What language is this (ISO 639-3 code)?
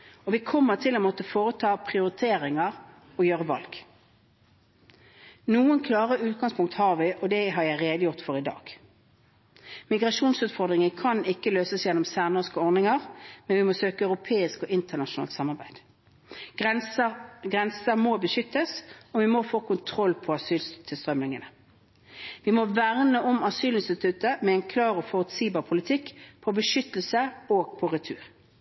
nob